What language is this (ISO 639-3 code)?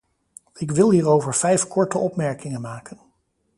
nld